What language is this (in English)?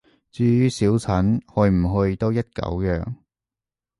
Cantonese